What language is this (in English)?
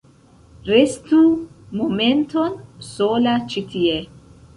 Esperanto